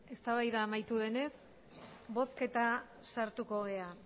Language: Basque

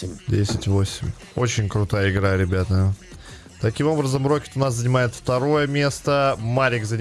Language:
Russian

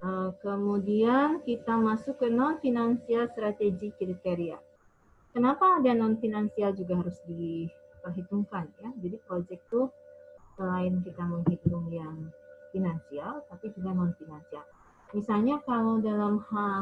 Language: Indonesian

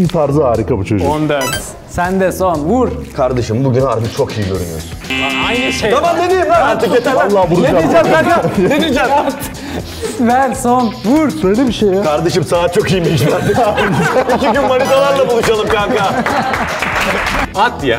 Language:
Turkish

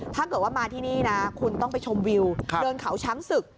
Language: Thai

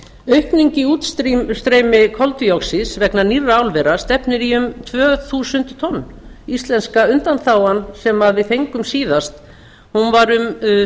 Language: Icelandic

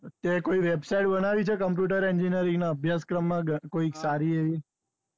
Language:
Gujarati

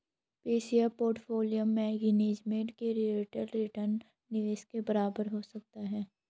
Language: Hindi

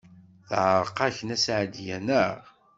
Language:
Kabyle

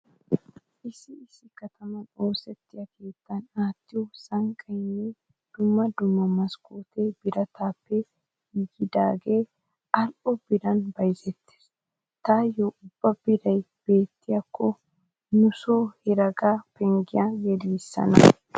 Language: Wolaytta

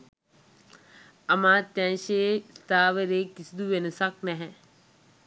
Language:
Sinhala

